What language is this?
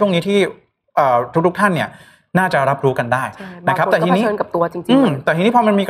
Thai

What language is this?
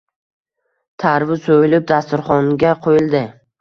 Uzbek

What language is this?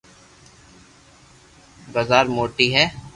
Loarki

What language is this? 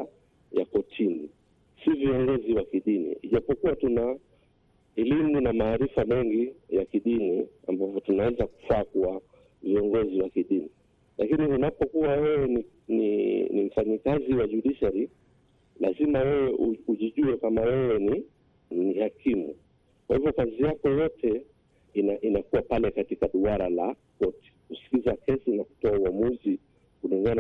Swahili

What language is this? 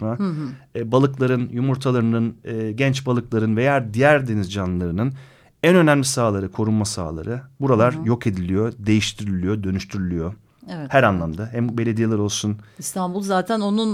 Turkish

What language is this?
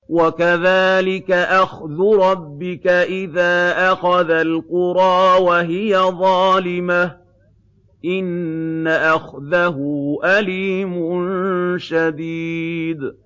Arabic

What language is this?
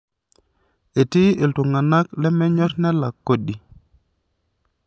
Masai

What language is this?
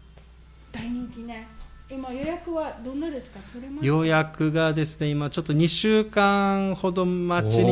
Japanese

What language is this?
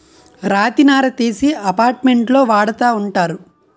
Telugu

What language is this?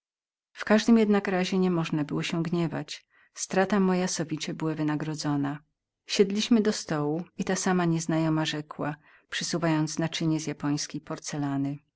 Polish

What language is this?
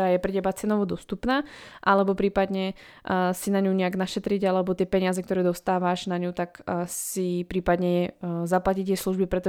Slovak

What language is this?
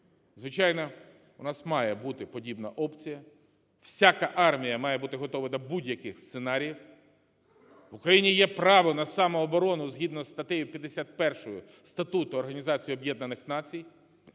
Ukrainian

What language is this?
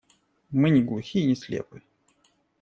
Russian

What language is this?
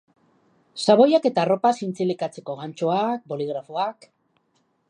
Basque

